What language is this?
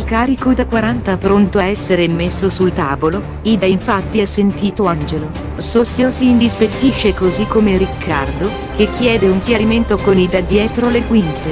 Italian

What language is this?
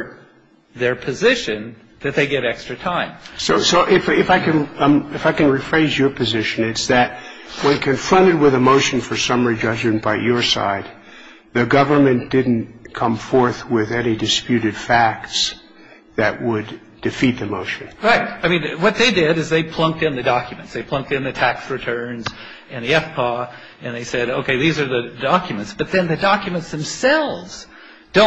English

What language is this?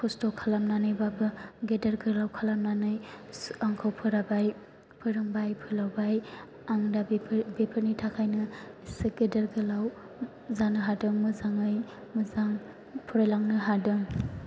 Bodo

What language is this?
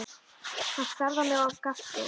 Icelandic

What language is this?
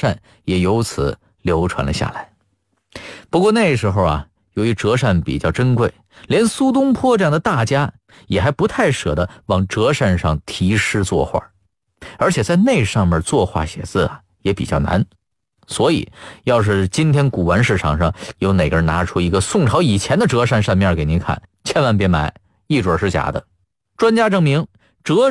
Chinese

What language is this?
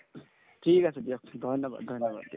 Assamese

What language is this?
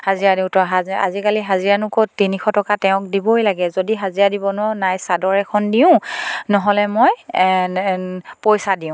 Assamese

